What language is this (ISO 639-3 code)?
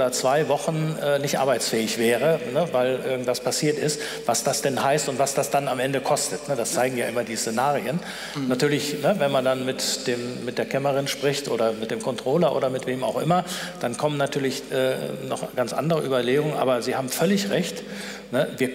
deu